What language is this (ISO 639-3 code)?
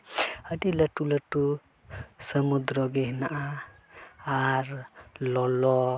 sat